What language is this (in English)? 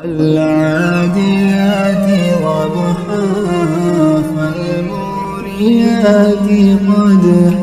Arabic